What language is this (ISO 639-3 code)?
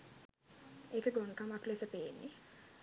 sin